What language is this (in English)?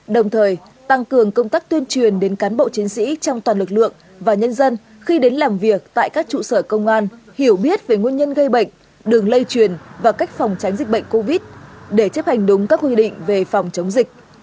Vietnamese